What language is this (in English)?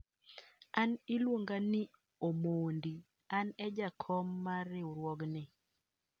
Luo (Kenya and Tanzania)